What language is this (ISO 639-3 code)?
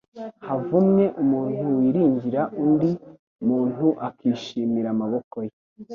kin